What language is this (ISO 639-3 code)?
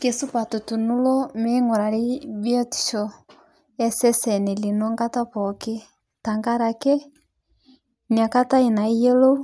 mas